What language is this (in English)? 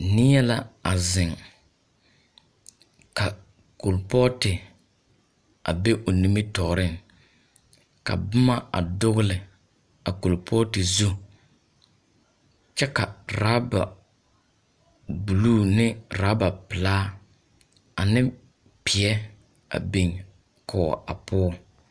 Southern Dagaare